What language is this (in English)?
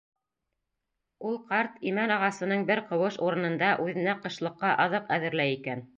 Bashkir